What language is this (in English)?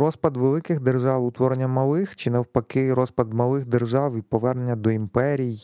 Ukrainian